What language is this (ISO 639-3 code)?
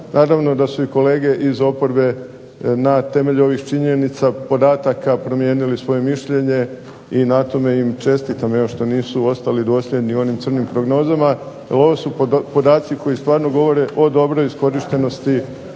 hrv